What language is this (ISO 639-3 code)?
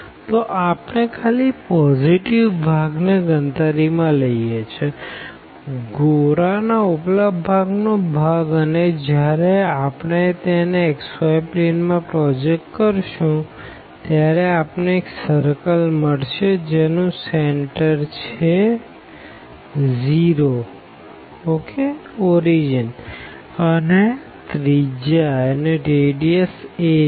guj